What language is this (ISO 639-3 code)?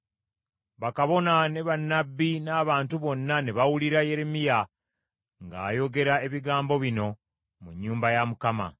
lug